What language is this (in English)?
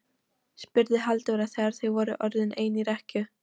Icelandic